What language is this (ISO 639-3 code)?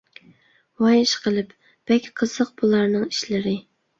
uig